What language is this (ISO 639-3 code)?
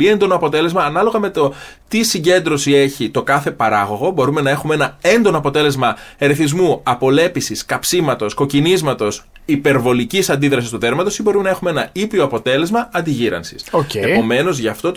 ell